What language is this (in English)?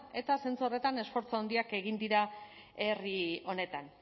Basque